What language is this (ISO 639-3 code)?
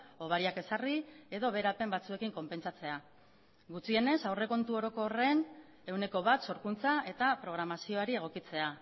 eus